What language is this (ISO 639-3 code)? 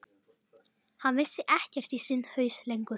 isl